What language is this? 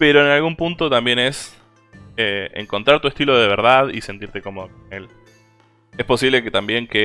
Spanish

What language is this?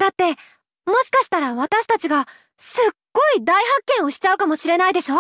Japanese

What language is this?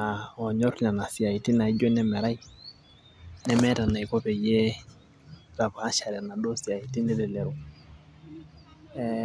Masai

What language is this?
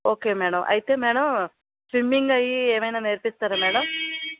Telugu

